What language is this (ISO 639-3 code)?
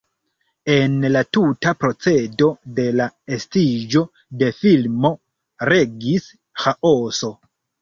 epo